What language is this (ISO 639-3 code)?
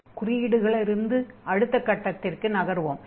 tam